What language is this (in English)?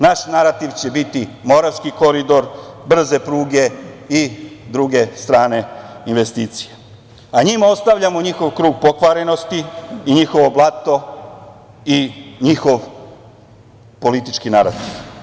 Serbian